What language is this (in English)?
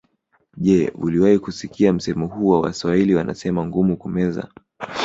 Swahili